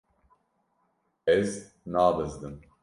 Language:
Kurdish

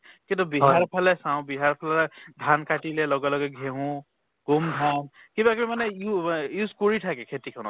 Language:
Assamese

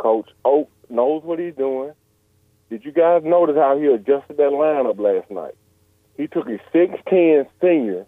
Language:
English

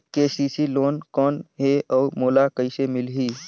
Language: Chhattisgarhi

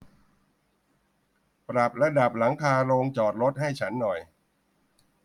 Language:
Thai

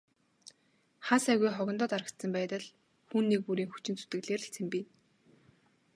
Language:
Mongolian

